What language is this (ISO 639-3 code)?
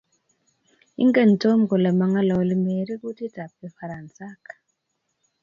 kln